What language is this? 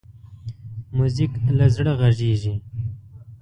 Pashto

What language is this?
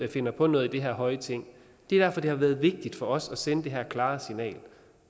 Danish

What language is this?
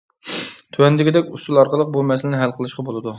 Uyghur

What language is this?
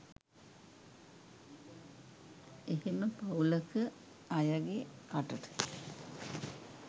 Sinhala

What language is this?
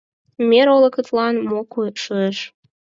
Mari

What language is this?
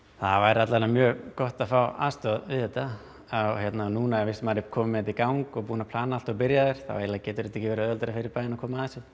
Icelandic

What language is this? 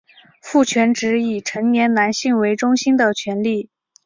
Chinese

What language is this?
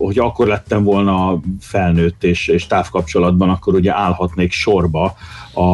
Hungarian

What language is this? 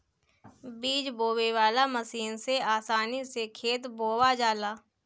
Bhojpuri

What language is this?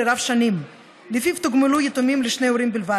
Hebrew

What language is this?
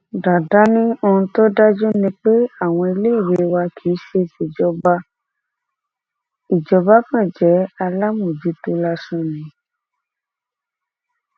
Yoruba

